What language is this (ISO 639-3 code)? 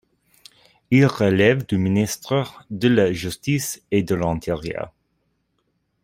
fra